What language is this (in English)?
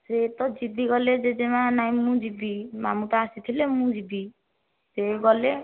Odia